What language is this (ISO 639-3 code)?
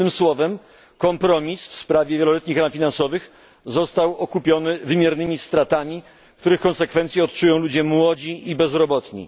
pol